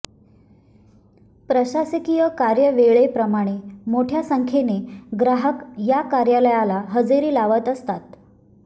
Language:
Marathi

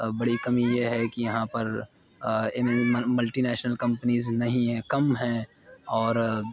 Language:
Urdu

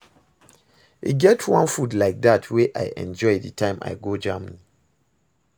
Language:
Nigerian Pidgin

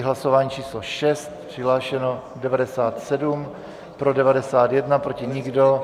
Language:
Czech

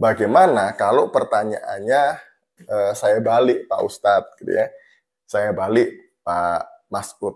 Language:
Indonesian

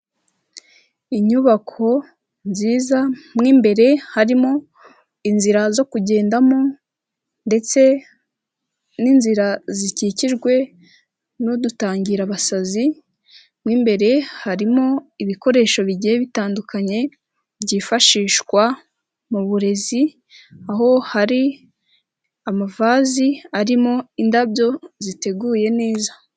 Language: Kinyarwanda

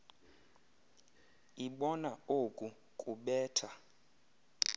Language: Xhosa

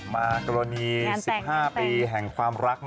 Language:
Thai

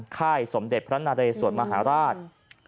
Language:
Thai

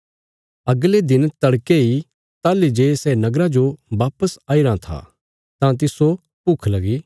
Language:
Bilaspuri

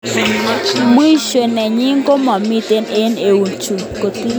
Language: Kalenjin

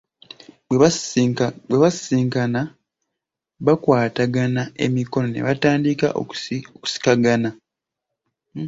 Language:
Ganda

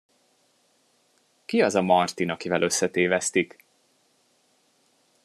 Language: Hungarian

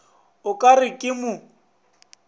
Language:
Northern Sotho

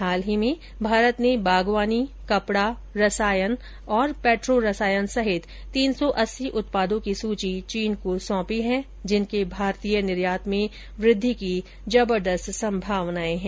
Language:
Hindi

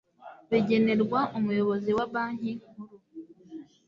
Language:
Kinyarwanda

